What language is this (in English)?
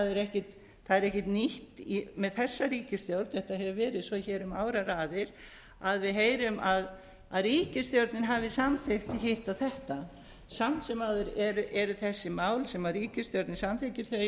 Icelandic